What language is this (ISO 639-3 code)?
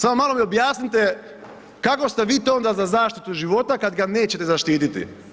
hrv